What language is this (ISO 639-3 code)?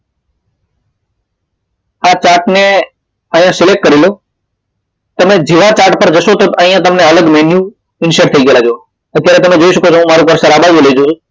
guj